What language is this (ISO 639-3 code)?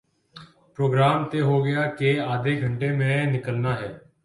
urd